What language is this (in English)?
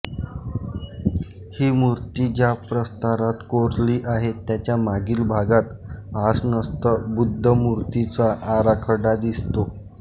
Marathi